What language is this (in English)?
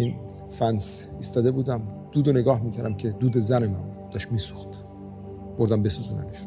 Persian